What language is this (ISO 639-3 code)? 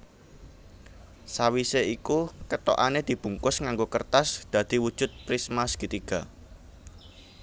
jav